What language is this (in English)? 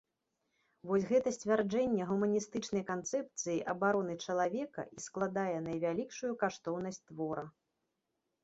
Belarusian